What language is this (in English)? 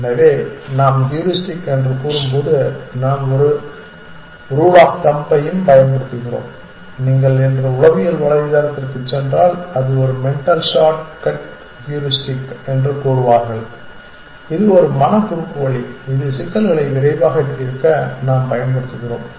Tamil